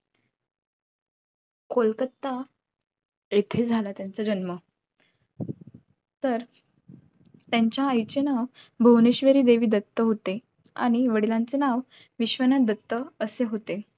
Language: Marathi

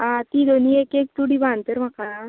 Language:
Konkani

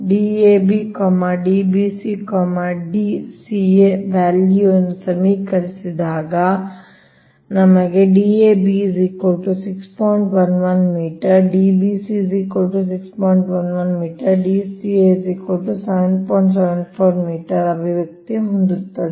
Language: Kannada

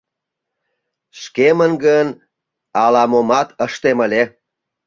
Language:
Mari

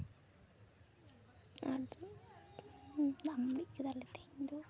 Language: Santali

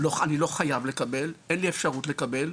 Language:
Hebrew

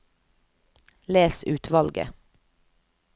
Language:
Norwegian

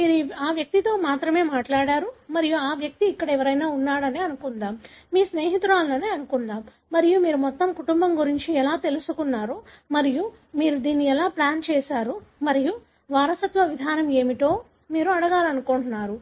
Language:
Telugu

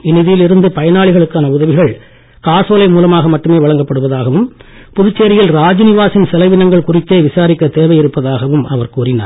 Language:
Tamil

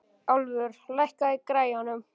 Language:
Icelandic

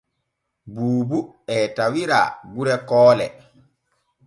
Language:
Borgu Fulfulde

